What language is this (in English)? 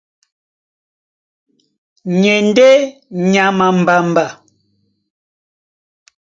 Duala